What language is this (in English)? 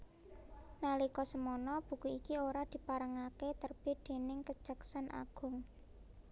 Javanese